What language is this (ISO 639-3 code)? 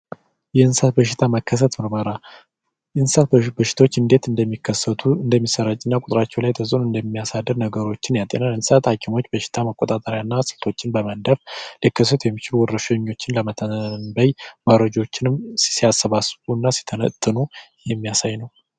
amh